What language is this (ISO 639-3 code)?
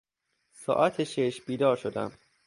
fas